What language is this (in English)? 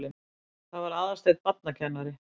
Icelandic